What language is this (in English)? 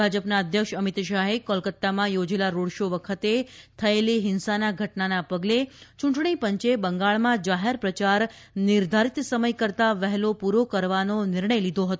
Gujarati